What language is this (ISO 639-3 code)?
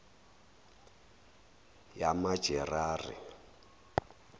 zul